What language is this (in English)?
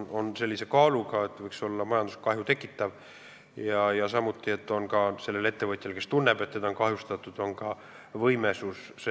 Estonian